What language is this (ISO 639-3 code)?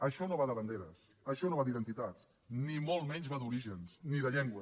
cat